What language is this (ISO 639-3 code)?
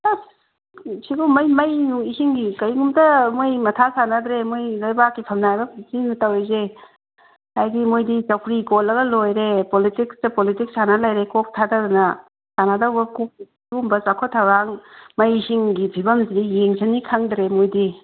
mni